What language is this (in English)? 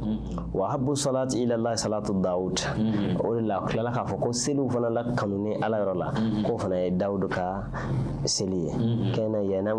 French